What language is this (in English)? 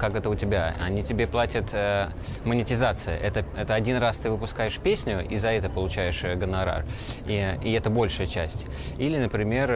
Russian